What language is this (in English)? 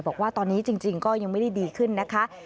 Thai